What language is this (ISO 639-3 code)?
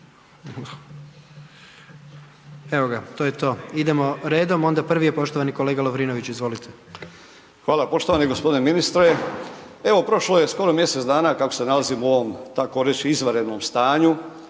hrv